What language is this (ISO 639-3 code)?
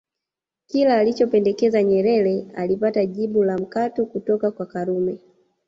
swa